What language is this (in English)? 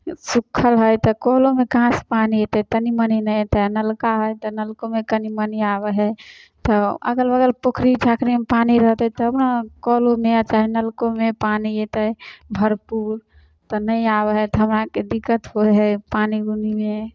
Maithili